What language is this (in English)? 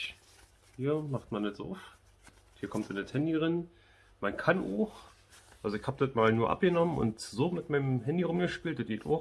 German